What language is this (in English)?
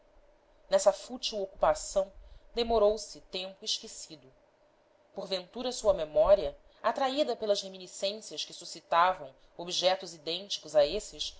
Portuguese